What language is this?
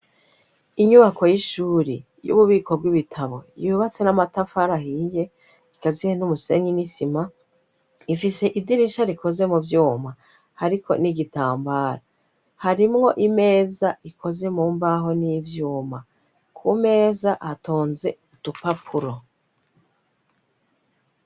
Rundi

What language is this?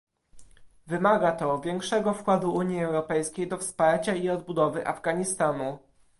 Polish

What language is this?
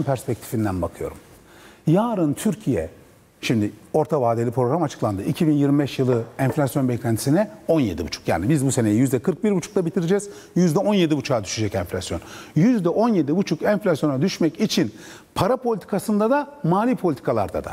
Turkish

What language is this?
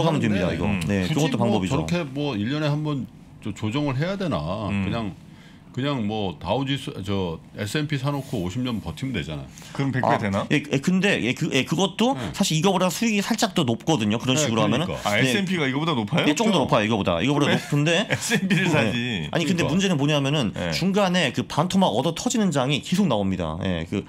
Korean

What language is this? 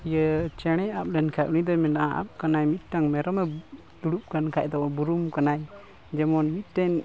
Santali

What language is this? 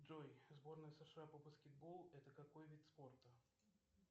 Russian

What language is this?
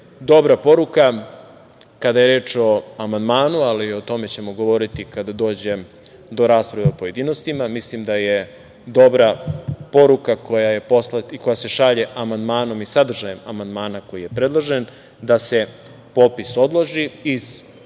Serbian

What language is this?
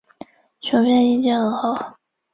Chinese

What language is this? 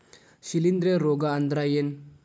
Kannada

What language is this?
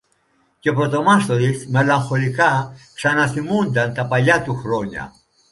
Greek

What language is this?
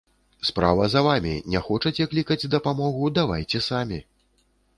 Belarusian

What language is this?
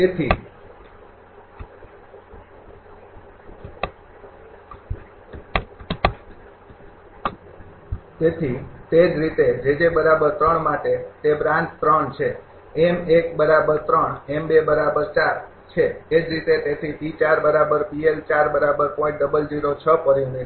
Gujarati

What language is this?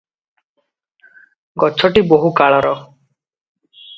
Odia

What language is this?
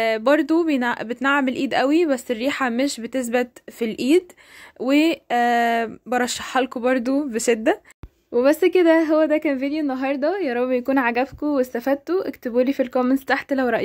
Arabic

